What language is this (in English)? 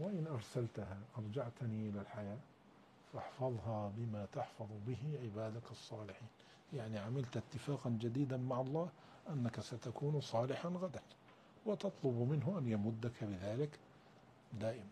Arabic